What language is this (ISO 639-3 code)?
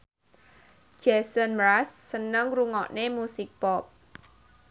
jav